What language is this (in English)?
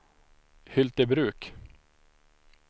Swedish